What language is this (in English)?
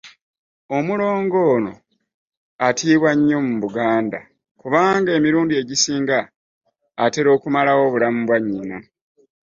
Ganda